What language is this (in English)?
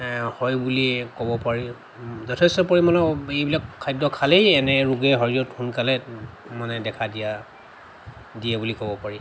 Assamese